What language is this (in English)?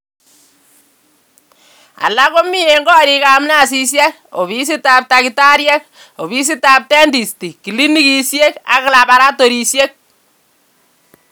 Kalenjin